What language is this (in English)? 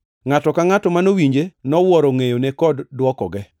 Luo (Kenya and Tanzania)